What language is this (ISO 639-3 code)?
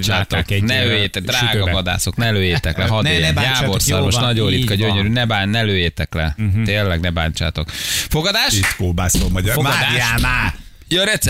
hun